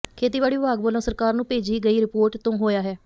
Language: Punjabi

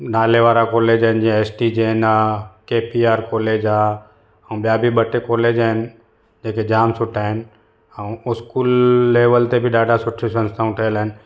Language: Sindhi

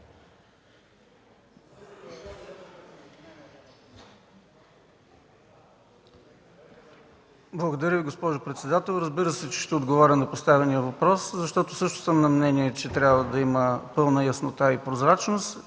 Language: Bulgarian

